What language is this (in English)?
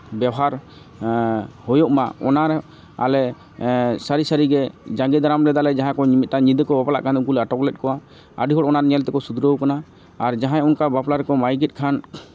Santali